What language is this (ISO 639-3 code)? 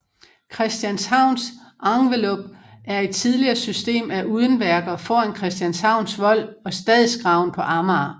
dan